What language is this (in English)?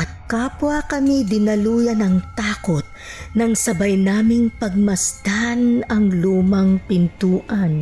Filipino